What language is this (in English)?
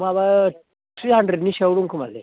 Bodo